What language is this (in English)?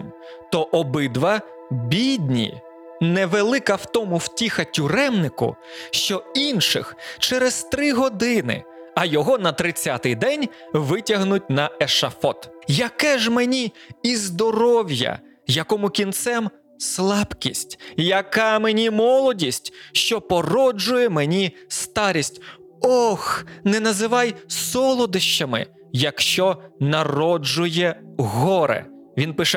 Ukrainian